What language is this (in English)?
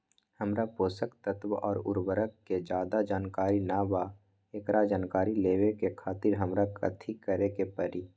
Magahi